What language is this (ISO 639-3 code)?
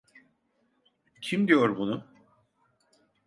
tur